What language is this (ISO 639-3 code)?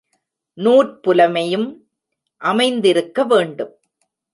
tam